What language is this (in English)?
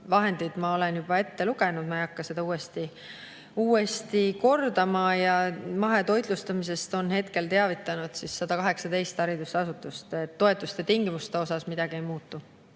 Estonian